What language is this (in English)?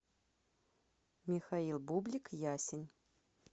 Russian